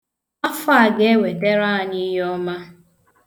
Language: Igbo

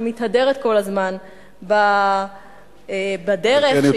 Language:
Hebrew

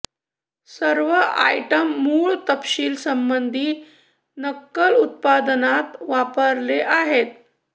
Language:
Marathi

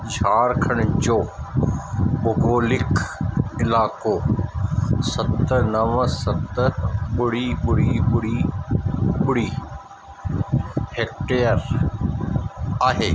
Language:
Sindhi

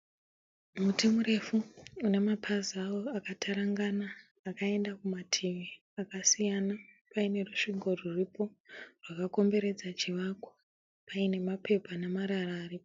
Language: Shona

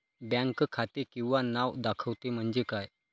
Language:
Marathi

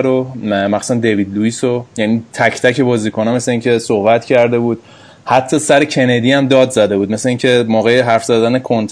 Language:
Persian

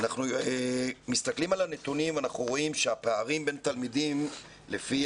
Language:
Hebrew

